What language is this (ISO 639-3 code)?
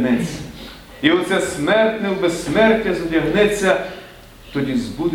ukr